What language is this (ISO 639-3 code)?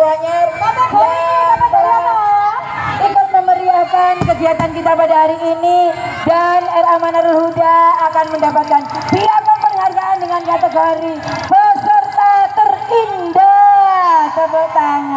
ind